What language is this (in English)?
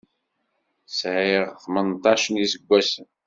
Kabyle